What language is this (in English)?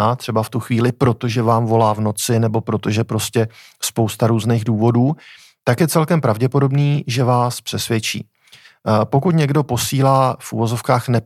Czech